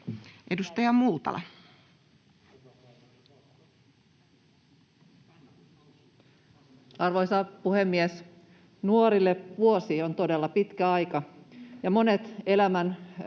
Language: Finnish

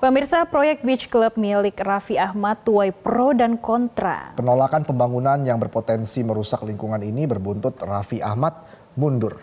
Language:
Indonesian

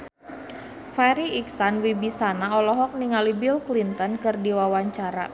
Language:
Sundanese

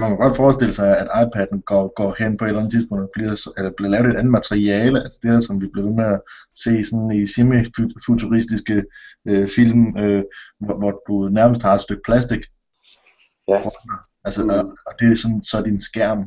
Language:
Danish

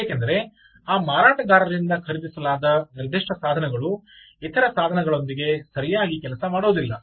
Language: Kannada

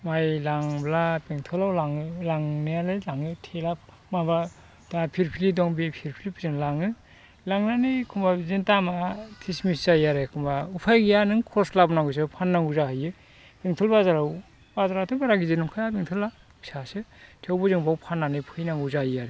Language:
Bodo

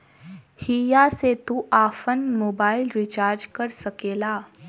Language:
Bhojpuri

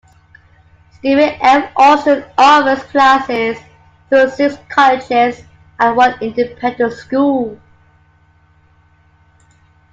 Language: English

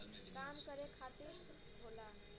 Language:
Bhojpuri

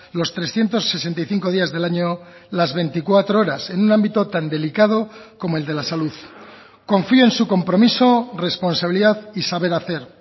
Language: Spanish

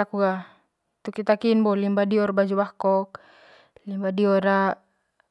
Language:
Manggarai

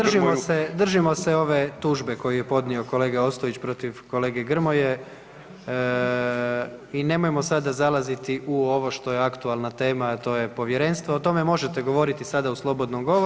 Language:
Croatian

